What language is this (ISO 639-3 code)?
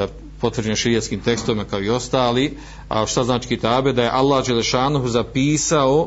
hrv